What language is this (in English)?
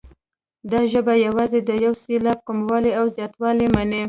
Pashto